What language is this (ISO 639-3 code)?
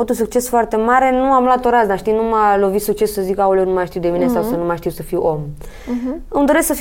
ron